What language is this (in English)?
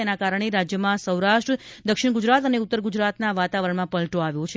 Gujarati